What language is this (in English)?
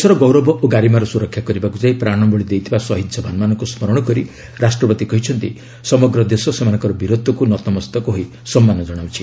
Odia